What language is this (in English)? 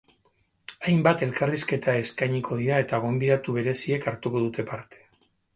Basque